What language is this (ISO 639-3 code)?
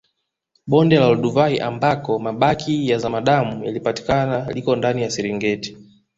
swa